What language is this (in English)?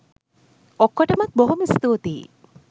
Sinhala